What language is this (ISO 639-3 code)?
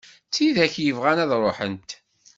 kab